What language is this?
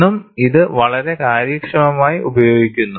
Malayalam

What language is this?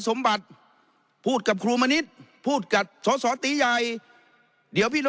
Thai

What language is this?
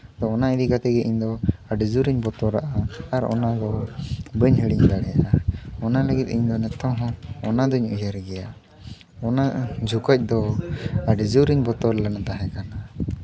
Santali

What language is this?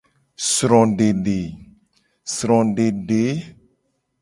Gen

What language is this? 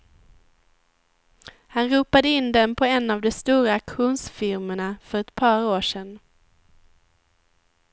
Swedish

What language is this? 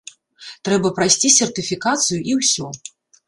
Belarusian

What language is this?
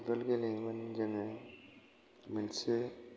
Bodo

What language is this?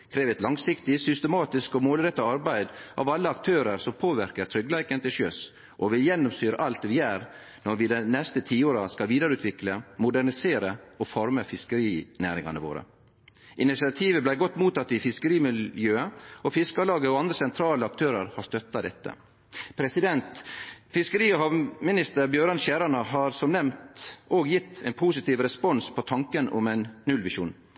Norwegian Nynorsk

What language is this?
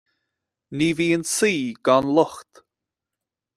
Irish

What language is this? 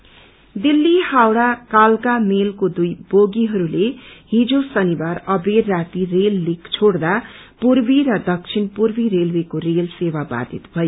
Nepali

